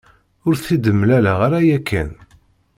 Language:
Kabyle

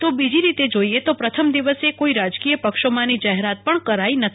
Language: Gujarati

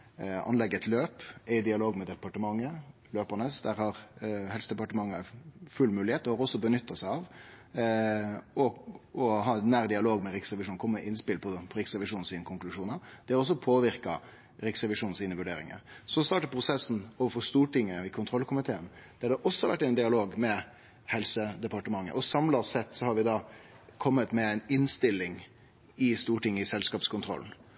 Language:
Norwegian Nynorsk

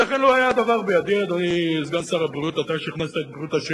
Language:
Hebrew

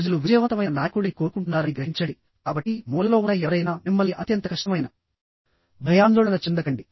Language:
Telugu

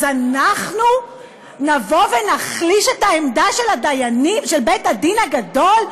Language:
Hebrew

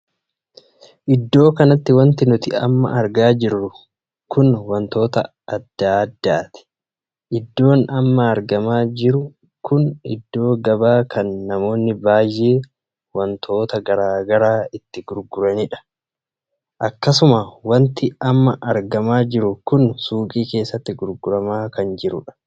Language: Oromo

